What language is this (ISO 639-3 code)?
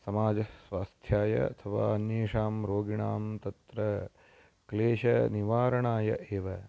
san